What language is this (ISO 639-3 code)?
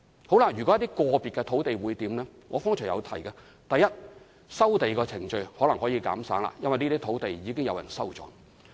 yue